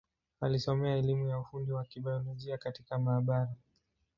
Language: Swahili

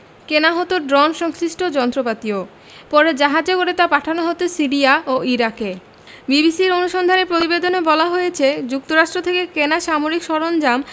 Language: Bangla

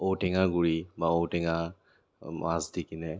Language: Assamese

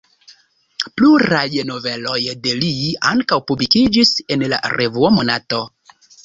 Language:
Esperanto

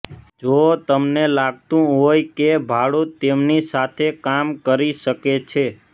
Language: Gujarati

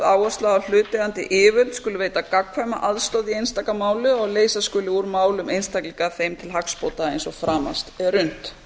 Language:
Icelandic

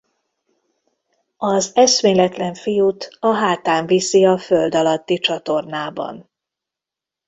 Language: Hungarian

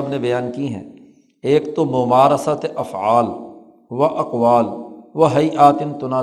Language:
Urdu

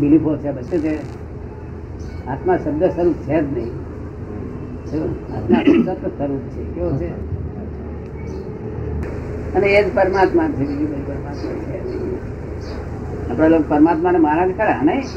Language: Gujarati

